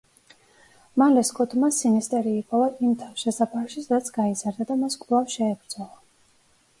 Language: Georgian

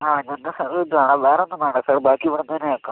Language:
Malayalam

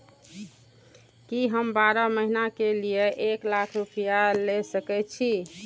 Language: Maithili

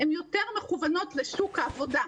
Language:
Hebrew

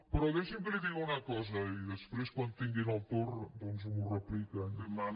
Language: Catalan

